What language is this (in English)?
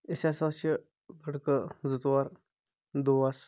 Kashmiri